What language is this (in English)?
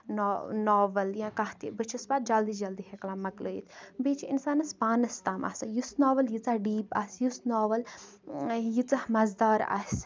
Kashmiri